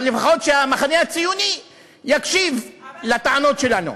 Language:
Hebrew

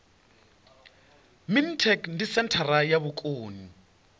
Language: Venda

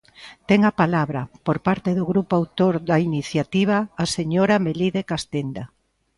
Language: Galician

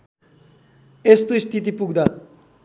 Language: Nepali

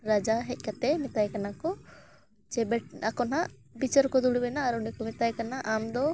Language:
Santali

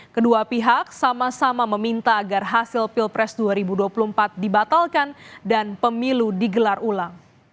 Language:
Indonesian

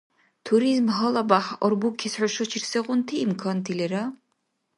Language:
Dargwa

